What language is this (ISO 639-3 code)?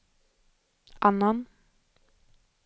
swe